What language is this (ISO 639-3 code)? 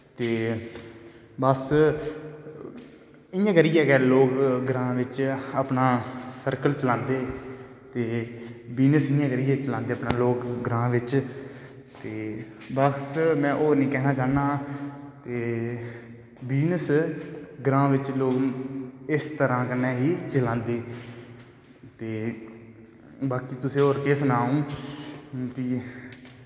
doi